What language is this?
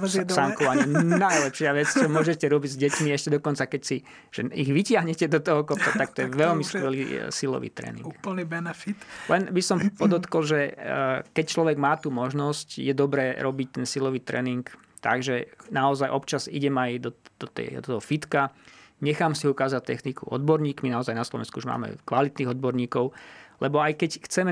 Slovak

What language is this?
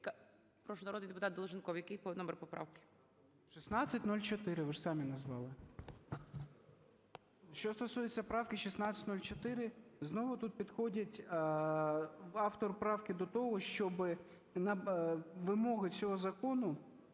Ukrainian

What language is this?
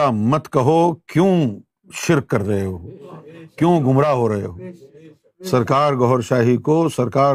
Urdu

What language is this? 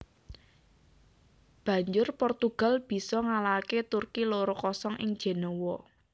Javanese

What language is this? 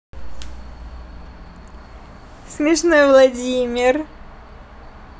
Russian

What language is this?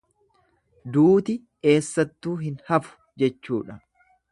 Oromo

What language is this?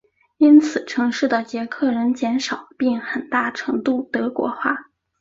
Chinese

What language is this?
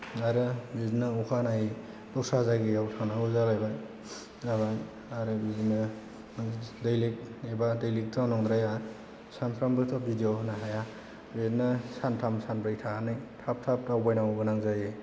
Bodo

